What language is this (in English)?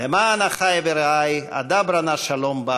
Hebrew